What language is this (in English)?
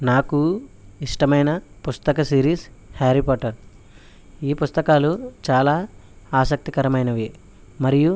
Telugu